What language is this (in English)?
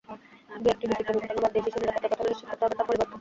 Bangla